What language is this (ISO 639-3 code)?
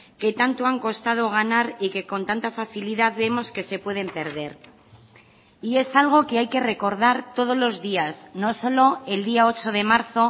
spa